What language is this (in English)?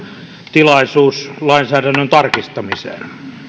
Finnish